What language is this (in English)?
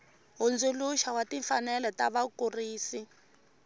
Tsonga